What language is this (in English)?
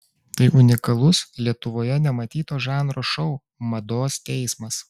Lithuanian